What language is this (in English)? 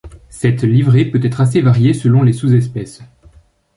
French